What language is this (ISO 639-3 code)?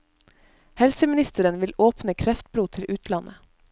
nor